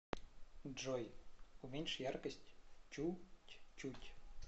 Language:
Russian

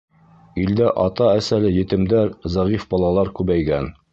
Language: Bashkir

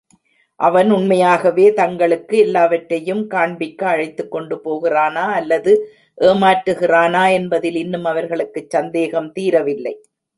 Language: Tamil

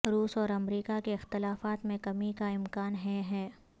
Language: Urdu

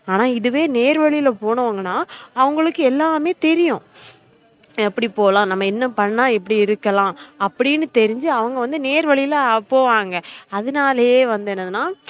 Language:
Tamil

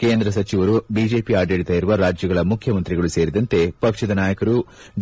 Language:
Kannada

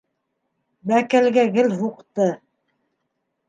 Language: Bashkir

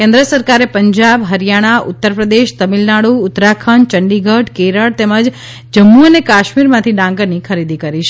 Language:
Gujarati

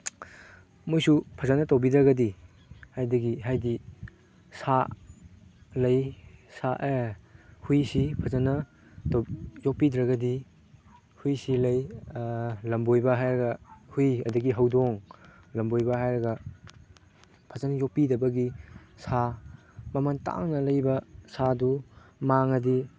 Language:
Manipuri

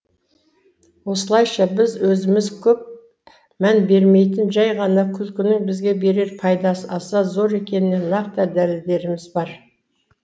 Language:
Kazakh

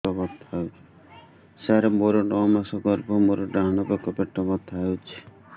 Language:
Odia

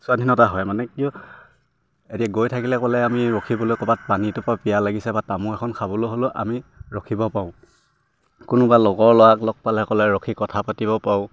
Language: Assamese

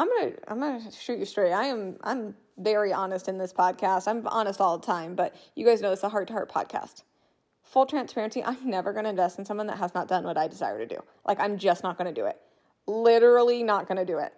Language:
English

